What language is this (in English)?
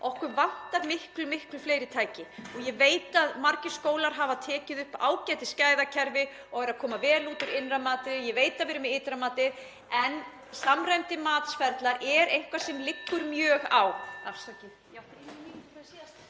Icelandic